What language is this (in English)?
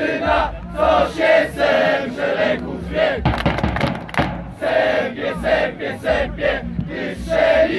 Polish